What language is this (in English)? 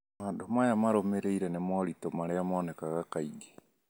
Kikuyu